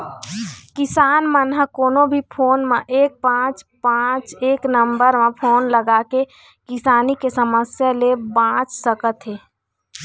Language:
Chhattisgarhi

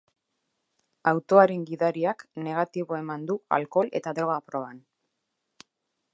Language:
Basque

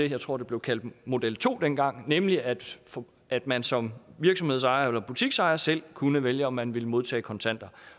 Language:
Danish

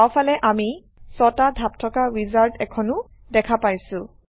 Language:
Assamese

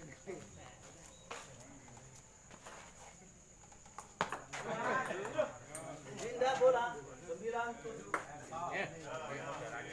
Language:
Indonesian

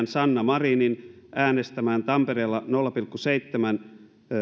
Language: Finnish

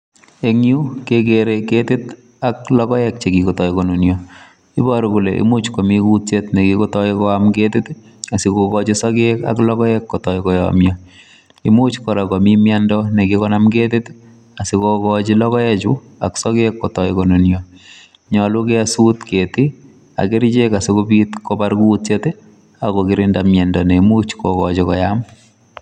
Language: Kalenjin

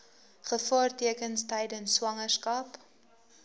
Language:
Afrikaans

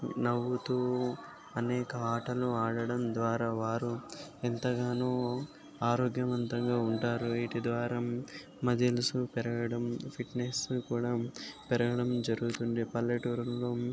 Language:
Telugu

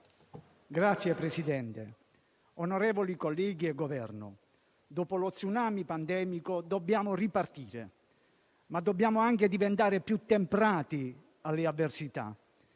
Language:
Italian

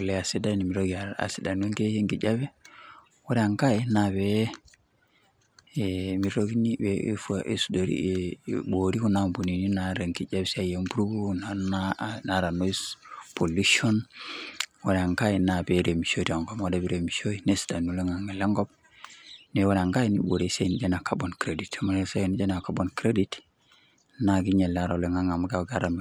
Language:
Masai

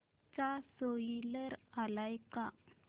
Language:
Marathi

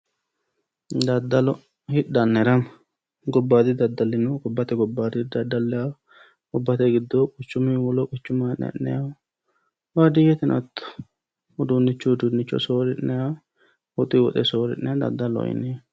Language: Sidamo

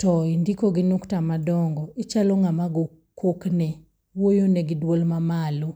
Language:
Luo (Kenya and Tanzania)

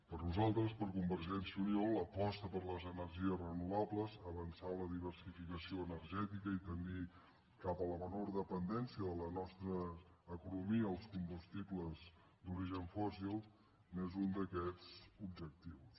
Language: Catalan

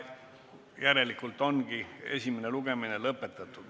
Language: Estonian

